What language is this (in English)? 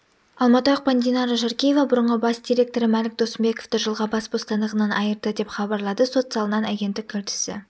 Kazakh